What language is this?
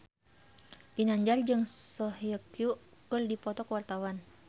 Sundanese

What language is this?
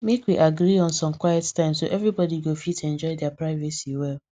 Nigerian Pidgin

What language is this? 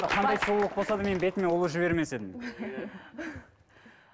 Kazakh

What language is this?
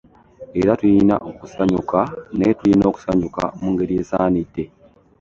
Ganda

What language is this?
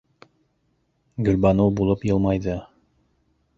Bashkir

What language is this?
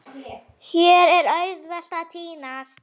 Icelandic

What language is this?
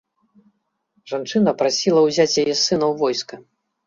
Belarusian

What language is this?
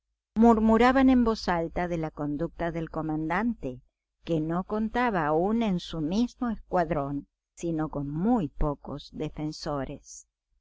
Spanish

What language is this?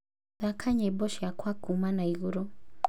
Kikuyu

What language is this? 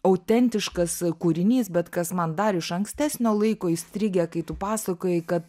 Lithuanian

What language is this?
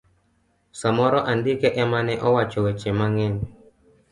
Luo (Kenya and Tanzania)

